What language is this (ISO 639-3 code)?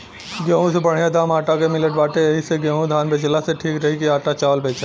bho